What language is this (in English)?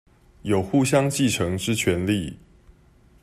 Chinese